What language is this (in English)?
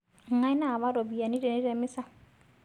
Masai